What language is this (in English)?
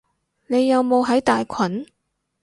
Cantonese